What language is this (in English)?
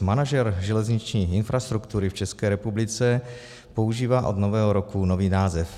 Czech